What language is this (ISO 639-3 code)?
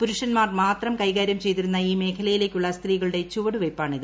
mal